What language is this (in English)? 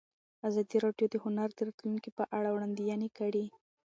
Pashto